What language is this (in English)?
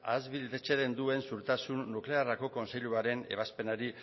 Basque